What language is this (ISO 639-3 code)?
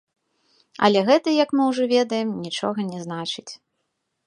bel